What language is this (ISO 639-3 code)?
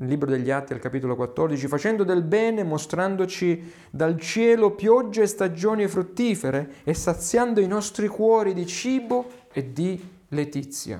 ita